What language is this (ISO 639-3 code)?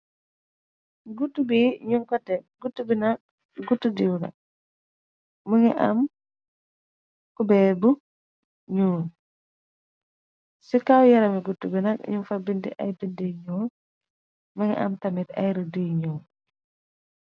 wol